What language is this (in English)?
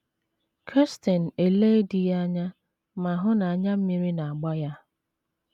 Igbo